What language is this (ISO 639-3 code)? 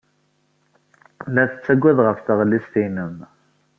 kab